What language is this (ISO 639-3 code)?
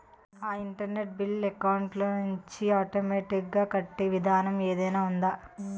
tel